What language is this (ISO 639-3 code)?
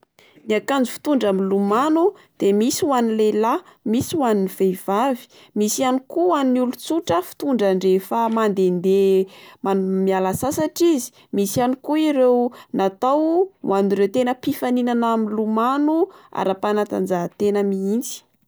mlg